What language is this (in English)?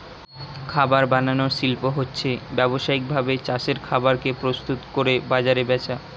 Bangla